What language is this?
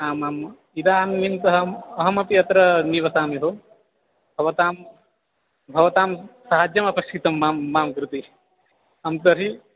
Sanskrit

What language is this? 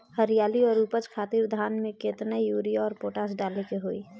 Bhojpuri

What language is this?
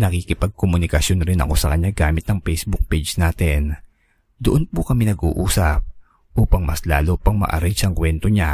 Filipino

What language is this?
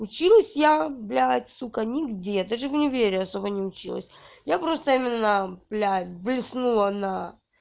Russian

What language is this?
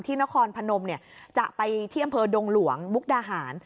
Thai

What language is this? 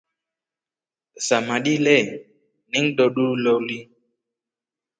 Rombo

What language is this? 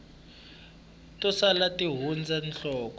Tsonga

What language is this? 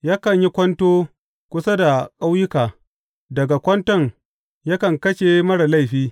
Hausa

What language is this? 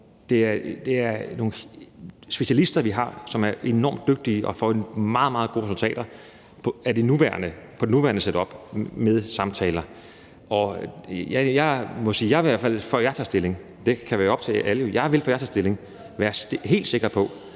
Danish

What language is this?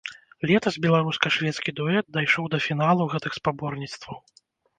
Belarusian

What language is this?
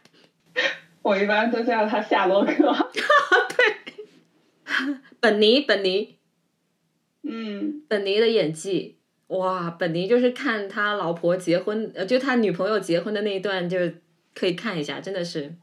Chinese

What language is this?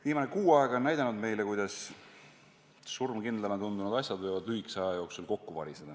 Estonian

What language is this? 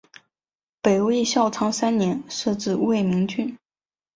Chinese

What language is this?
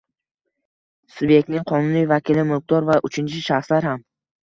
Uzbek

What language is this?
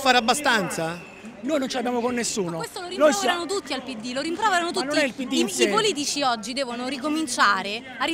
Italian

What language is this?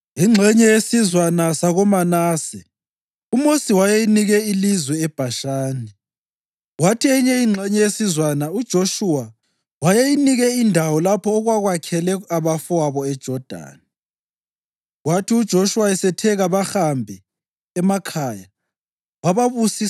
North Ndebele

